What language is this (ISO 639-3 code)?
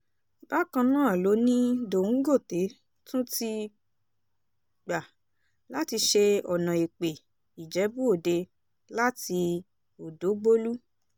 yor